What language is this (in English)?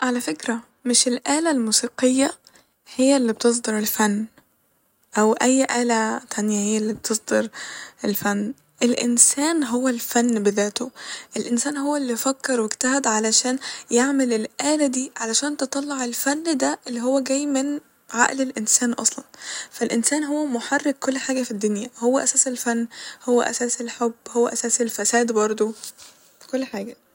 Egyptian Arabic